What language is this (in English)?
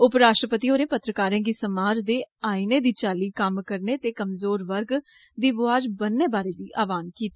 Dogri